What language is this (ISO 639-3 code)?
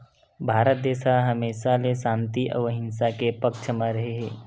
hne